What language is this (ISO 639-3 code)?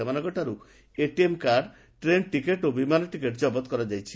ori